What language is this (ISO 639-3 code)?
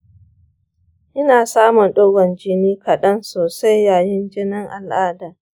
hau